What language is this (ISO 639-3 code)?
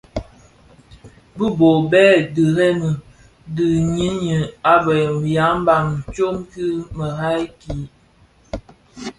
ksf